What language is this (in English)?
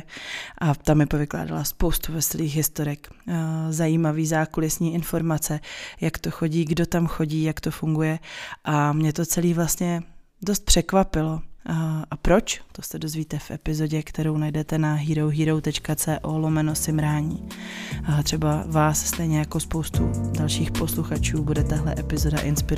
Czech